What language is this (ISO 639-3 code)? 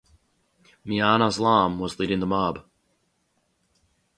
eng